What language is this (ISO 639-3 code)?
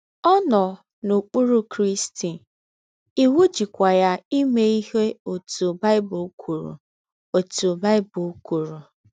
ibo